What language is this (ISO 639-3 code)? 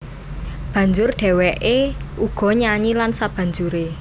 jav